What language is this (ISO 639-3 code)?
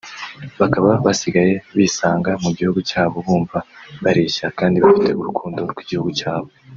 kin